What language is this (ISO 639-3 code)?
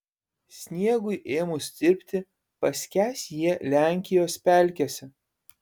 lit